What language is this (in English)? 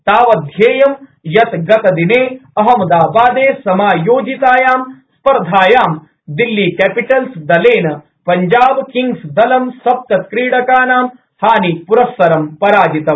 Sanskrit